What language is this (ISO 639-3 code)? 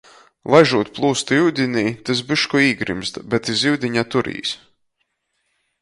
ltg